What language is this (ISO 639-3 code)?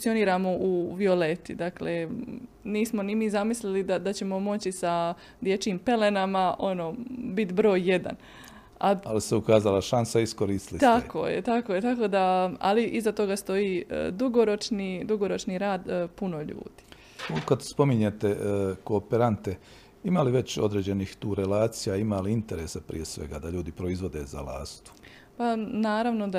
hrv